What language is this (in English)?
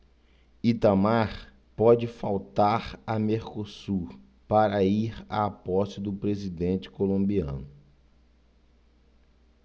Portuguese